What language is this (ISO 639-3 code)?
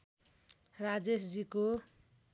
nep